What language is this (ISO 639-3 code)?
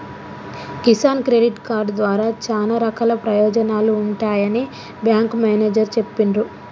tel